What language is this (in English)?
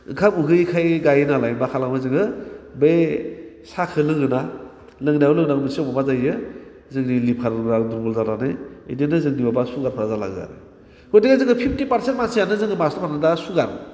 Bodo